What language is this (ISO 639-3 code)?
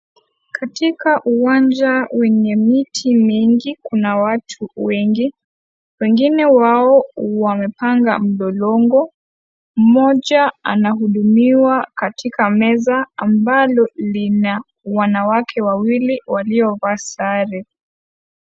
swa